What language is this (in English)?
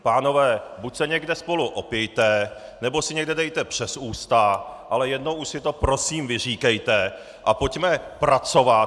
Czech